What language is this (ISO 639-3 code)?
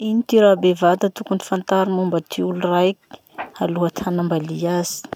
msh